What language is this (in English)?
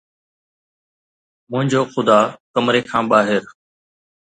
Sindhi